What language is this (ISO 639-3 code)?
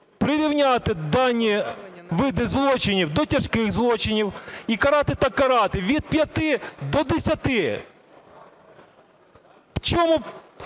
ukr